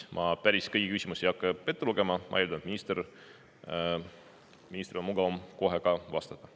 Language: Estonian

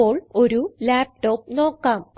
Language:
Malayalam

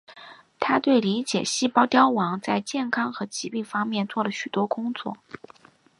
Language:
Chinese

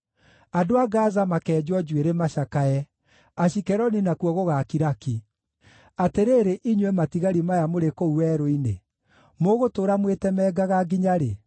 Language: Kikuyu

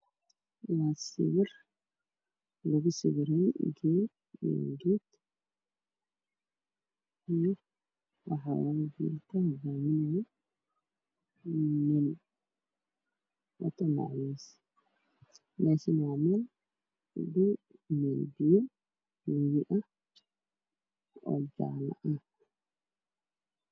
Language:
Somali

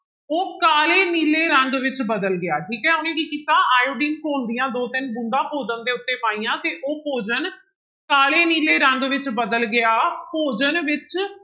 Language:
Punjabi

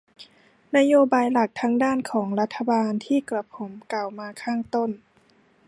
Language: Thai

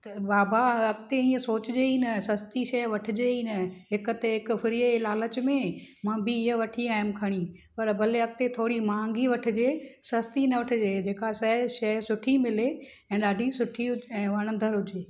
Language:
Sindhi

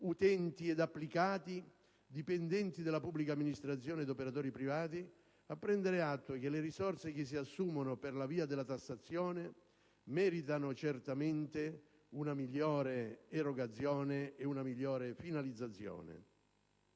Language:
Italian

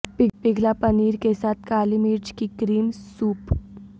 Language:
Urdu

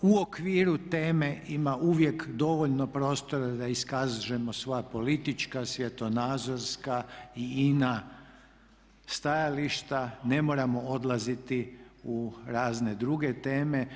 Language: Croatian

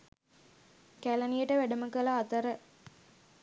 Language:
Sinhala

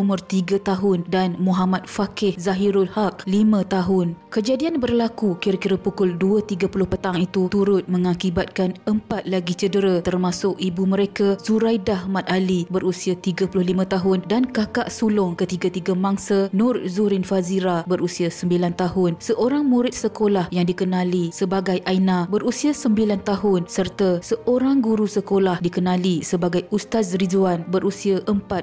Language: Malay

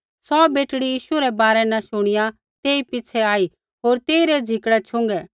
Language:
Kullu Pahari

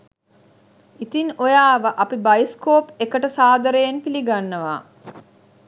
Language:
Sinhala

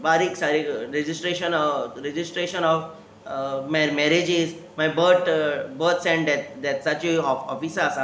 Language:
Konkani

